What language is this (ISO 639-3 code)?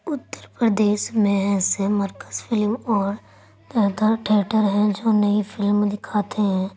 urd